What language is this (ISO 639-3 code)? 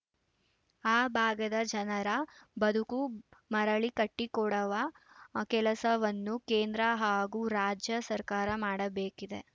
kan